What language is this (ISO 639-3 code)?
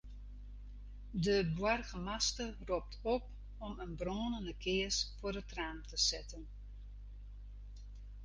fry